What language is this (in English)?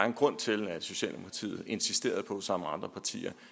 Danish